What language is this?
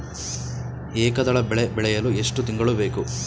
Kannada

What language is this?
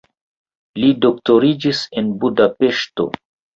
Esperanto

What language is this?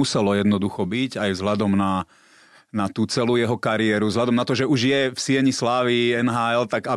Slovak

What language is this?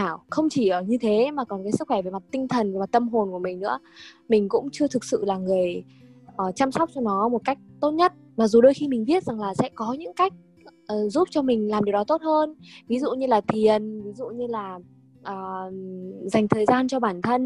Vietnamese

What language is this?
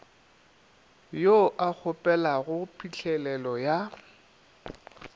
Northern Sotho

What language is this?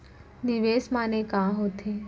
Chhattisgarhi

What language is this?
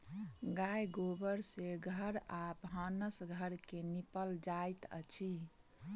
Maithili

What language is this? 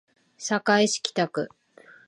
Japanese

